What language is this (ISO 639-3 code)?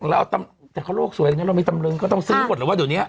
tha